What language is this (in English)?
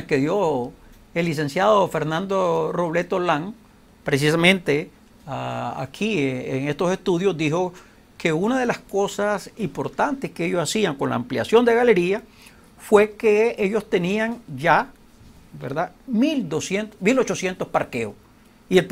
Spanish